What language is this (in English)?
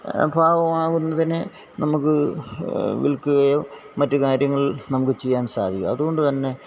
Malayalam